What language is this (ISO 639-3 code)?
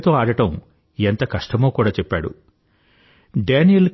tel